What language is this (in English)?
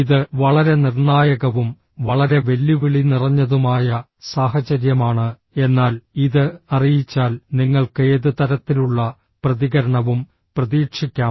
Malayalam